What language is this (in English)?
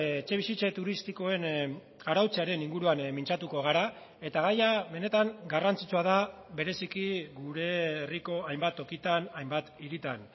Basque